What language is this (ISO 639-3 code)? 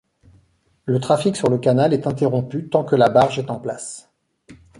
fra